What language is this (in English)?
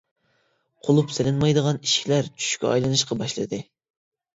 Uyghur